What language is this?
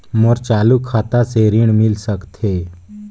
Chhattisgarhi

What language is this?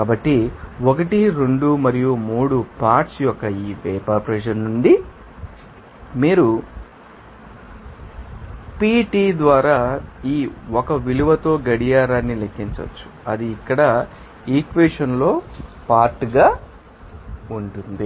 Telugu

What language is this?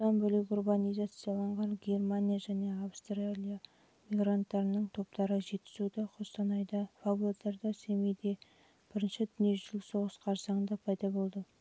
Kazakh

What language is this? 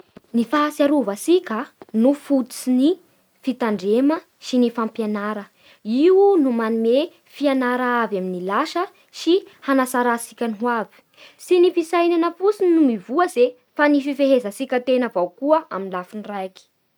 Bara Malagasy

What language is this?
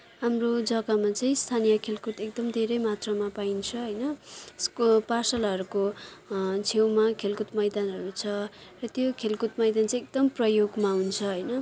Nepali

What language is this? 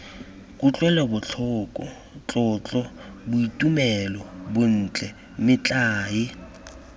Tswana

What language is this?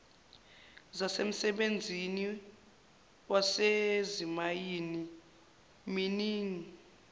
Zulu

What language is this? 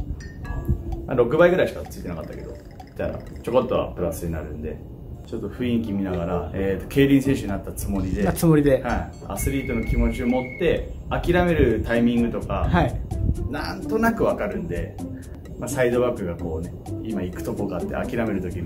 Japanese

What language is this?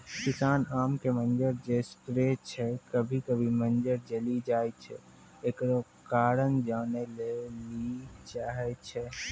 Maithili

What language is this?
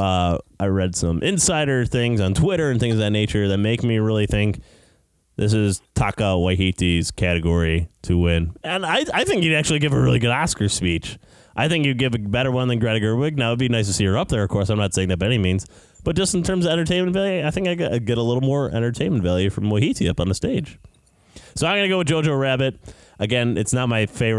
English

